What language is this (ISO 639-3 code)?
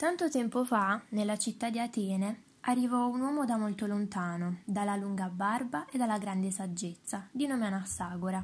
ita